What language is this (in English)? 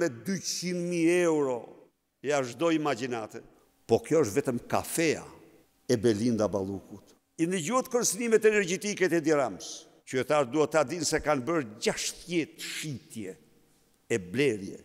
Romanian